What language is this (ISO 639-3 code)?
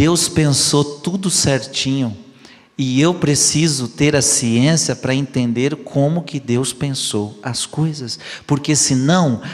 por